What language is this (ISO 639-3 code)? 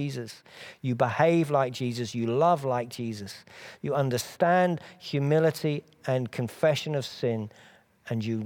eng